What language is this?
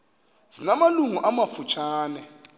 Xhosa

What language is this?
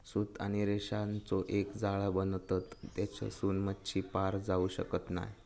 Marathi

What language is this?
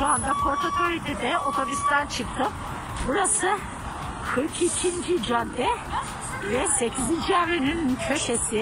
Turkish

